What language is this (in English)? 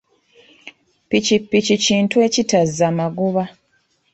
Ganda